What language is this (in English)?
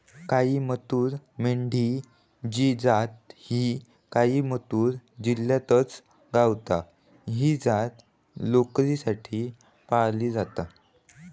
Marathi